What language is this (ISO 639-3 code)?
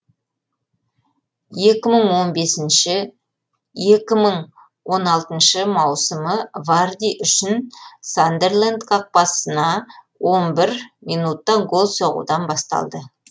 kaz